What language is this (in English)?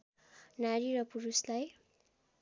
Nepali